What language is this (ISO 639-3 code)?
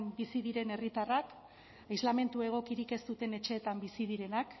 eus